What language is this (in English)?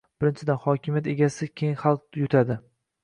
Uzbek